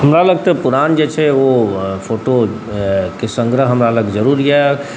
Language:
Maithili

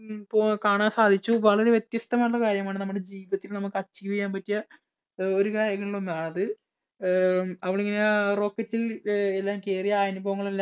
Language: Malayalam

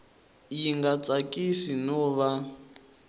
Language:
Tsonga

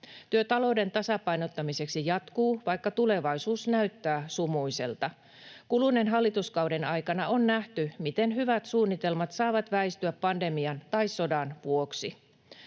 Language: Finnish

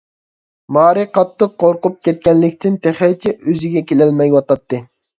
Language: Uyghur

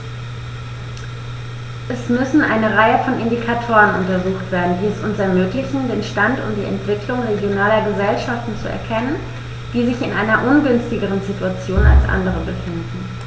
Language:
German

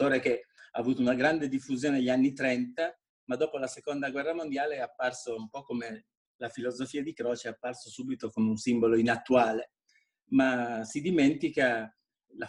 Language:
Italian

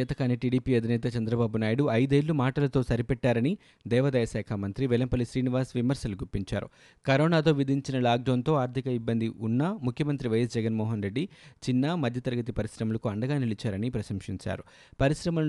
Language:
Telugu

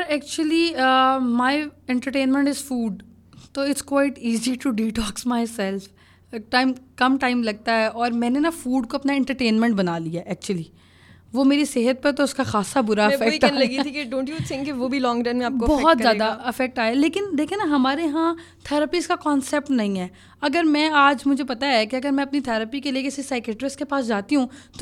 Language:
Urdu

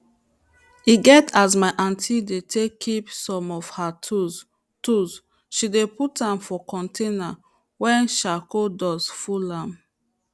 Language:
Nigerian Pidgin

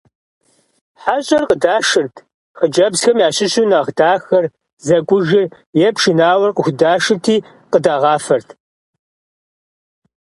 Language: Kabardian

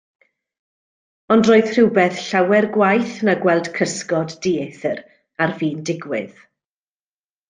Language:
Welsh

